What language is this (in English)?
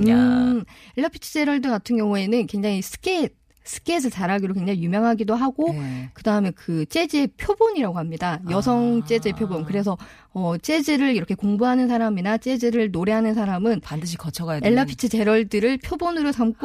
Korean